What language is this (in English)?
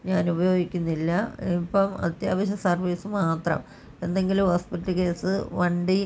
Malayalam